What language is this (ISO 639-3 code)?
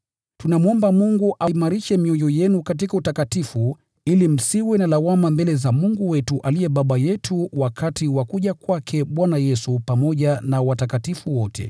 swa